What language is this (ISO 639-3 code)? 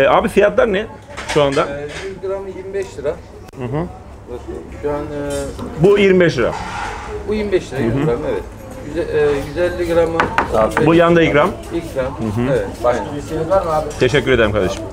tur